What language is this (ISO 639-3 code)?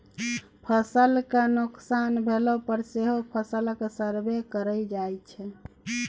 mai